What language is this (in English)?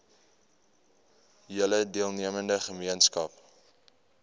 Afrikaans